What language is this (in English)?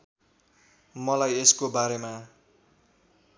Nepali